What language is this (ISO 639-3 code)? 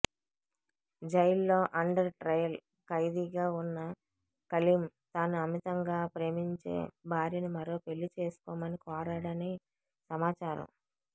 tel